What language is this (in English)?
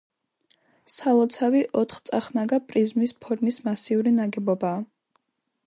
Georgian